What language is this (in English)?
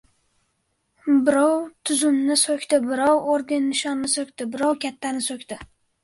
Uzbek